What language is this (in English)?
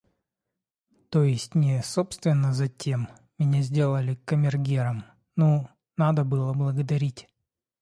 Russian